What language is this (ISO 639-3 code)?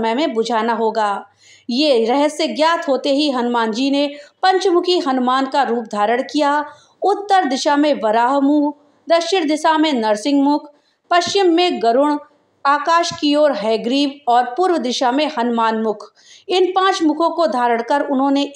hin